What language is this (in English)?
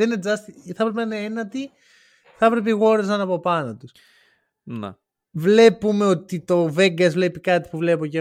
Greek